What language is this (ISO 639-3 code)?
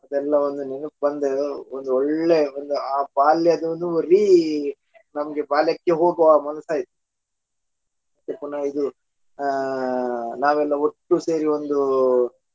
kan